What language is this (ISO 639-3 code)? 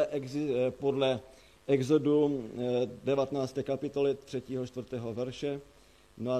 ces